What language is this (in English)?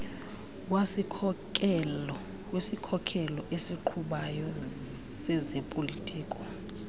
Xhosa